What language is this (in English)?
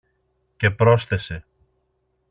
Greek